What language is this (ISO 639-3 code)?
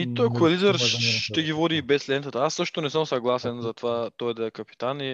bul